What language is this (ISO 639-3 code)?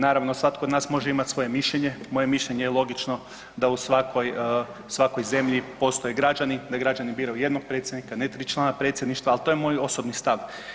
hrv